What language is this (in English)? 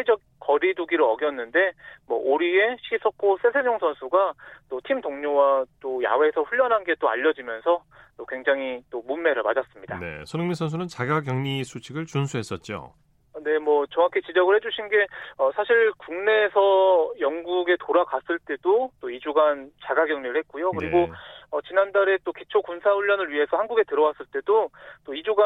Korean